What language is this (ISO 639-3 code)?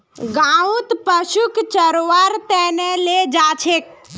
mag